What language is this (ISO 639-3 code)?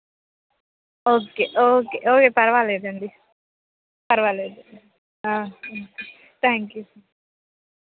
tel